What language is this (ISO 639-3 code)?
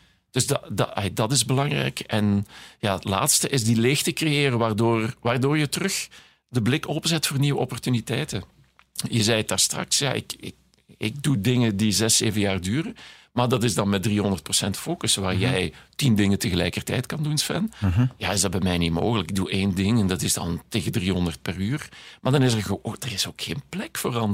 nld